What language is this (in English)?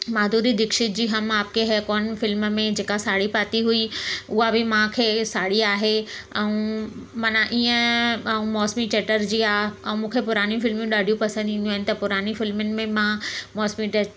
Sindhi